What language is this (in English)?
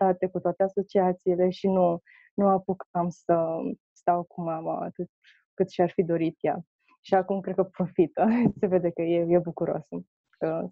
Romanian